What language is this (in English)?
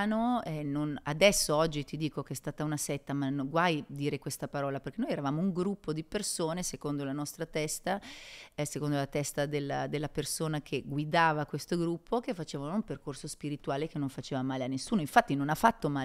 Italian